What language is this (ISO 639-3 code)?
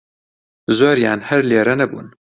ckb